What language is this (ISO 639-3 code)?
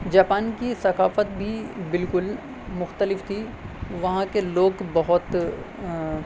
urd